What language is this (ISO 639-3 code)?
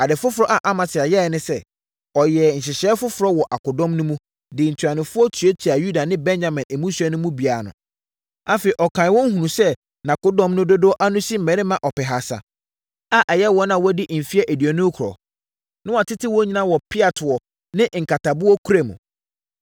aka